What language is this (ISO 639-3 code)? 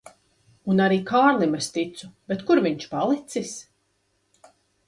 lav